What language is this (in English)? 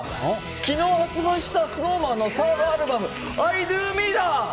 Japanese